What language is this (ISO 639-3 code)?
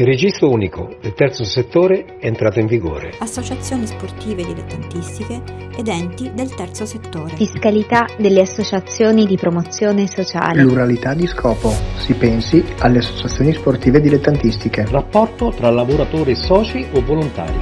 ita